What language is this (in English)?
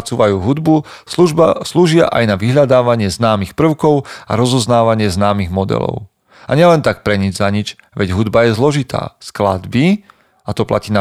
Slovak